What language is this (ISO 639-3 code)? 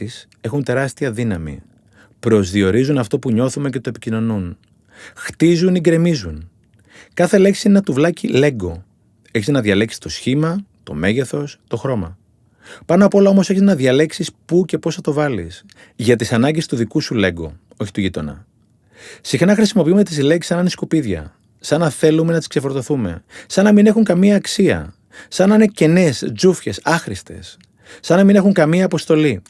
ell